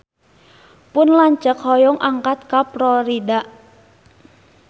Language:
Sundanese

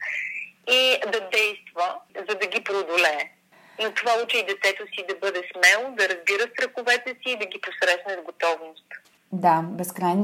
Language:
Bulgarian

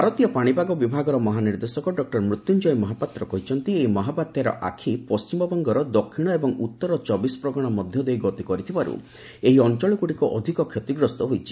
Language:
Odia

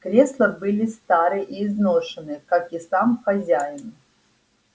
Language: Russian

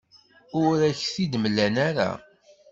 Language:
Kabyle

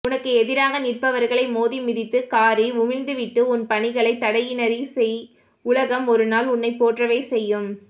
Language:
Tamil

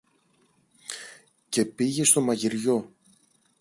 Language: Greek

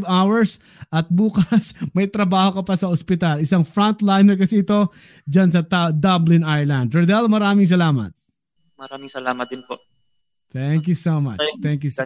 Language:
Filipino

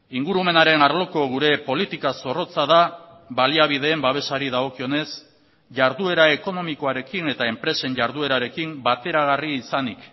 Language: Basque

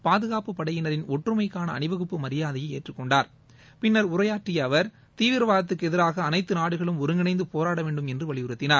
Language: Tamil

